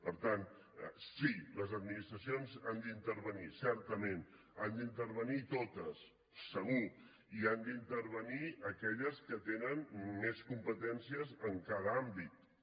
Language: Catalan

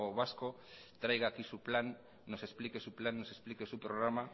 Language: Spanish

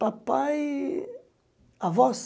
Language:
Portuguese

